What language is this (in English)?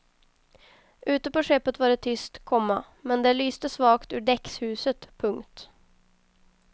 Swedish